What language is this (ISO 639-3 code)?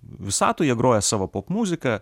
lit